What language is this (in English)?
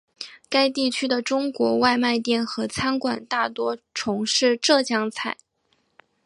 Chinese